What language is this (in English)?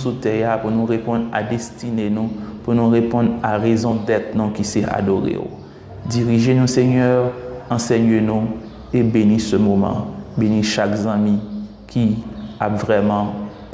French